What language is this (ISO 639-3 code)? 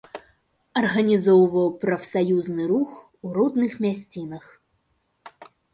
bel